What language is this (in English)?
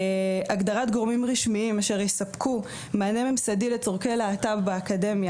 Hebrew